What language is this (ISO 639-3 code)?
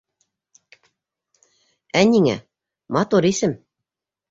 bak